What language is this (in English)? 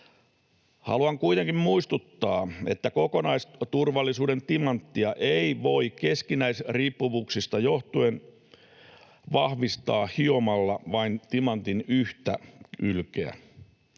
Finnish